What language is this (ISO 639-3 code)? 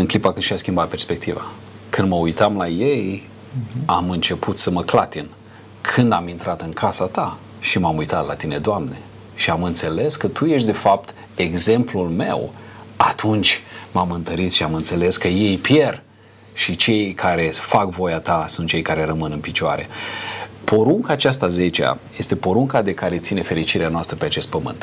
ron